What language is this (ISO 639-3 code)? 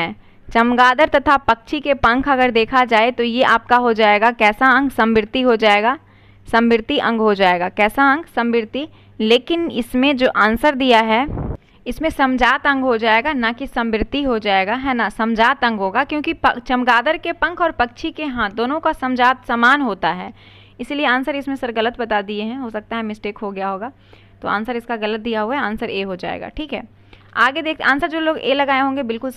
hin